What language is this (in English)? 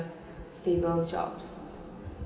English